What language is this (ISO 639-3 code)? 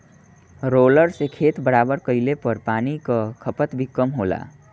bho